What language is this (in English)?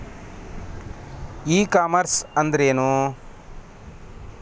Kannada